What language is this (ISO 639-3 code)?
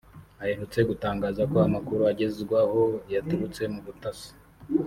kin